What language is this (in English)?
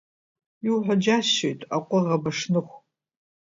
Abkhazian